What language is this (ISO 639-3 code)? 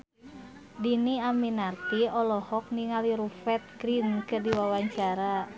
sun